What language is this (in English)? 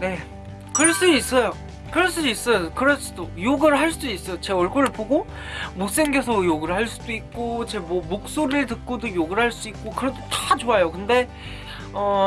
Korean